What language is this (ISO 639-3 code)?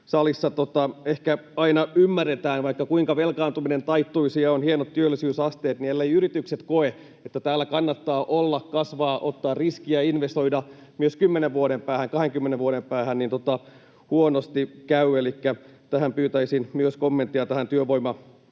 fin